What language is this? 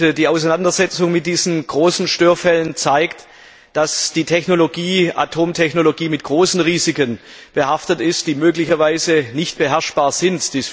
German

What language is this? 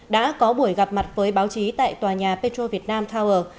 Vietnamese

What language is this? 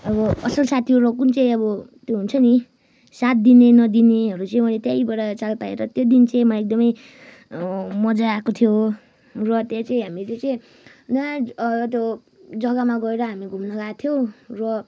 Nepali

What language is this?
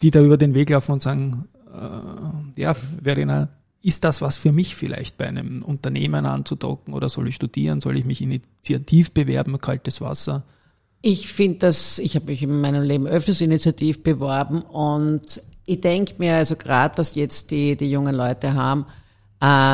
German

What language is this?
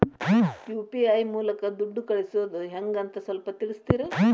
Kannada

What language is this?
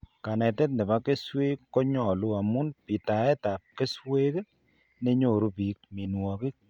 Kalenjin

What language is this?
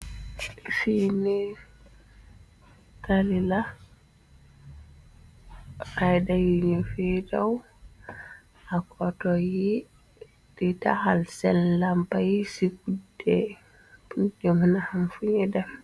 Wolof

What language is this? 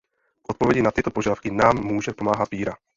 Czech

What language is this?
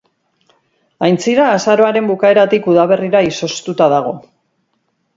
Basque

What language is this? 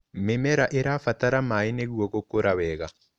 Kikuyu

